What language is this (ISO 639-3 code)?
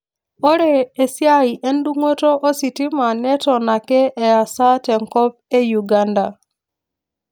mas